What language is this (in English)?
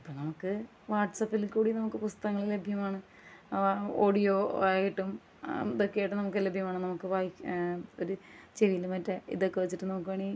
Malayalam